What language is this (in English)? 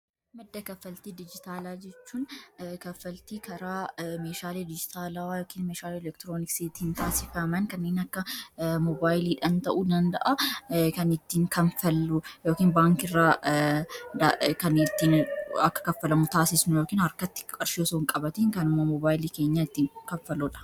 Oromo